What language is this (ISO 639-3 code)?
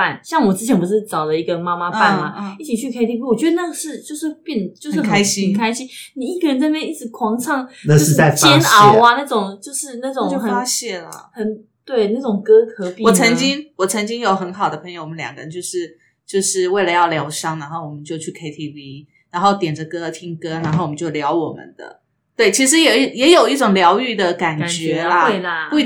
zho